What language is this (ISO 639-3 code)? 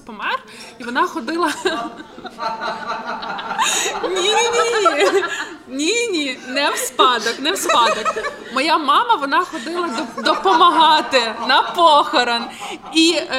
ukr